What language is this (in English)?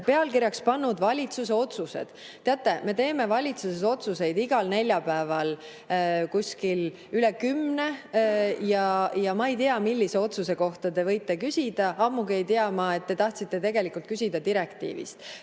Estonian